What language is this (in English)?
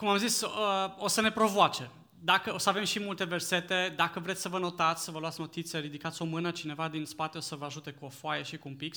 Romanian